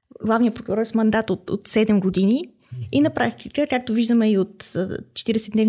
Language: Bulgarian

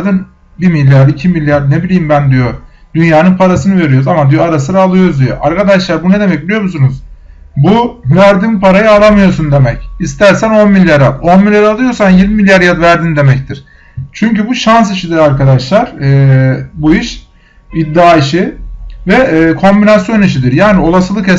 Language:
Turkish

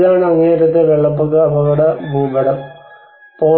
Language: Malayalam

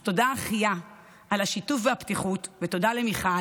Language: Hebrew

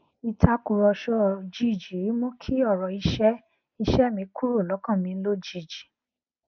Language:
Yoruba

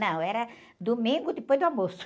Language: Portuguese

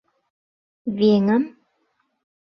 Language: Mari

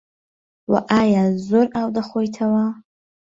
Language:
Central Kurdish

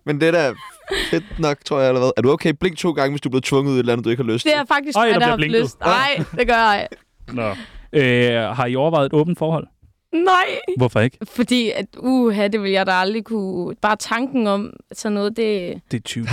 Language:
Danish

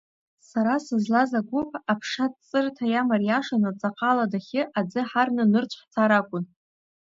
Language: Abkhazian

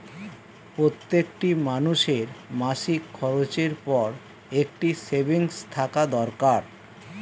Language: Bangla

